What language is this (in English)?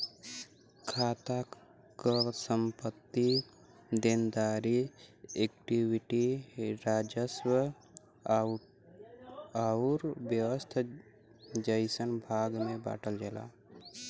Bhojpuri